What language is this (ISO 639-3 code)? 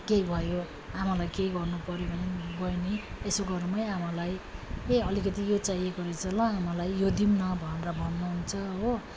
nep